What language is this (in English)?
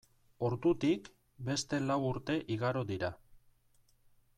Basque